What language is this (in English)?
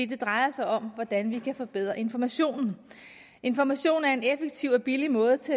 Danish